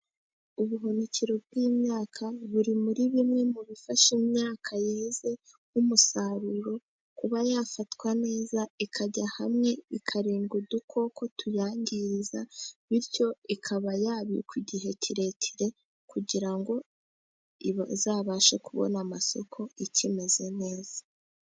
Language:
Kinyarwanda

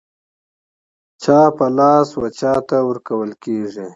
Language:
Pashto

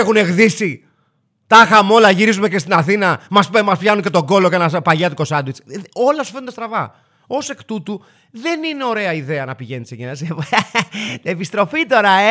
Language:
Greek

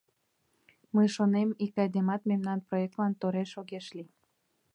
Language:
Mari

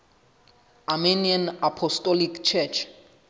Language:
Southern Sotho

